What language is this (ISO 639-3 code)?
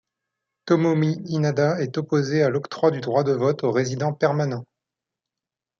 fra